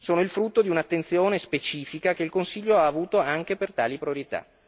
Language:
Italian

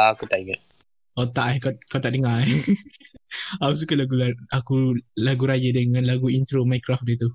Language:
Malay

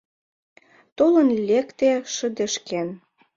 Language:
Mari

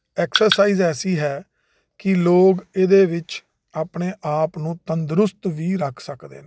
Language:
Punjabi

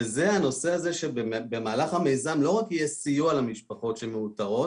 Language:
Hebrew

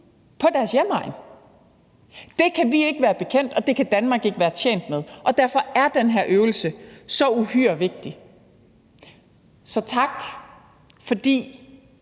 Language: Danish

